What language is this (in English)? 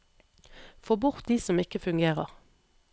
Norwegian